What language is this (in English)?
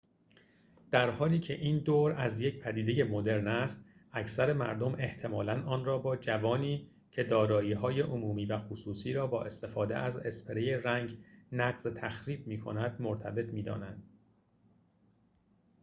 Persian